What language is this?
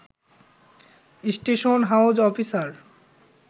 Bangla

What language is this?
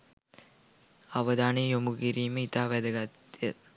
Sinhala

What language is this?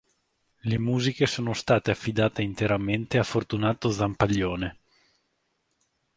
Italian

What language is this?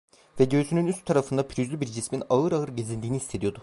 Turkish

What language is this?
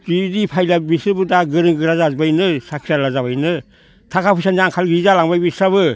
Bodo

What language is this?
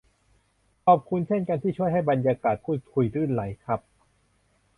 Thai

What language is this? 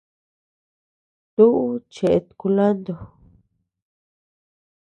Tepeuxila Cuicatec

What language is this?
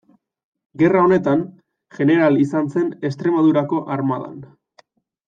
Basque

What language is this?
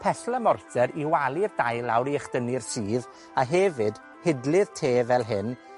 Welsh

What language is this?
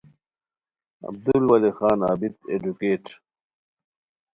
Khowar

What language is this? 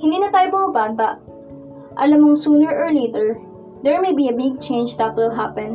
Filipino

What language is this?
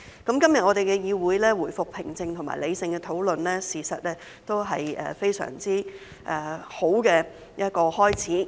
Cantonese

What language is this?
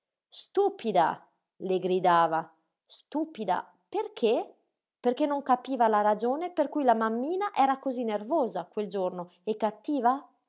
Italian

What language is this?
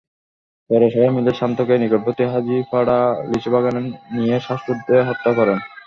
Bangla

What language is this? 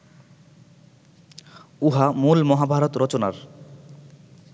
Bangla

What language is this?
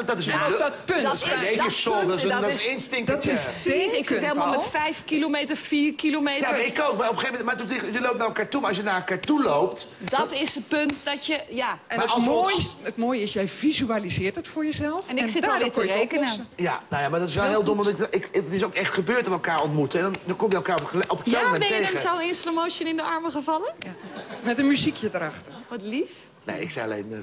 Dutch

